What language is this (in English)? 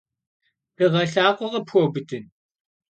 Kabardian